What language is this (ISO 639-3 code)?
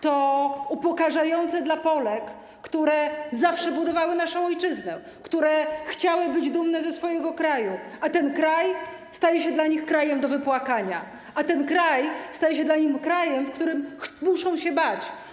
pol